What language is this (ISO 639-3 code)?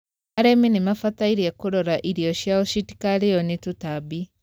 kik